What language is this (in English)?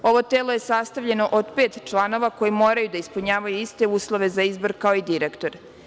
Serbian